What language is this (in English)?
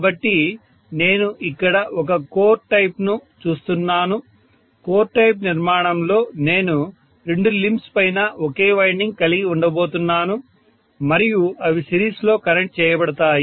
Telugu